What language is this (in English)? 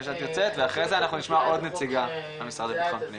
Hebrew